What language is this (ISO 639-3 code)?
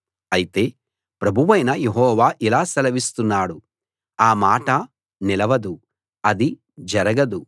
tel